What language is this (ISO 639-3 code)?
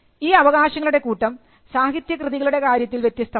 mal